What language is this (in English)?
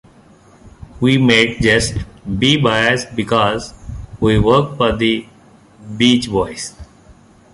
English